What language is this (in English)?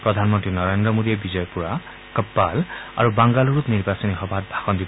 Assamese